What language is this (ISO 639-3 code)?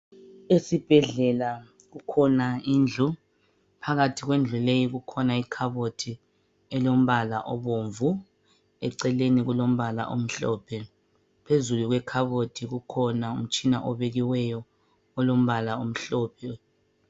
nde